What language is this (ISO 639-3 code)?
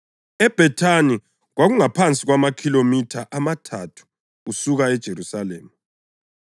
nde